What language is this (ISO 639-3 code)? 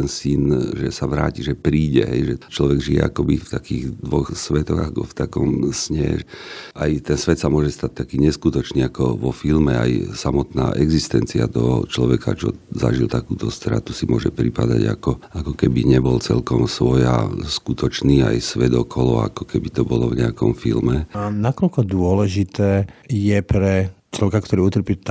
slk